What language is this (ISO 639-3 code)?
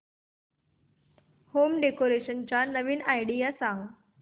mar